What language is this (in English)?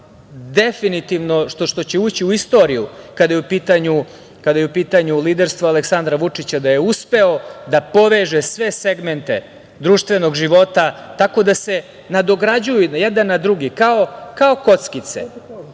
Serbian